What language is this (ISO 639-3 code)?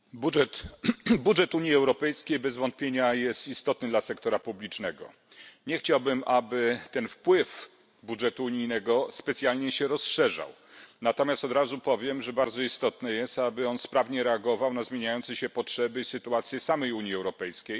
pol